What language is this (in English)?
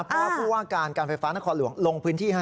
Thai